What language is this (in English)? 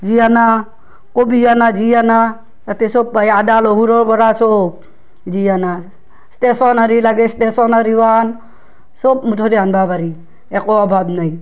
Assamese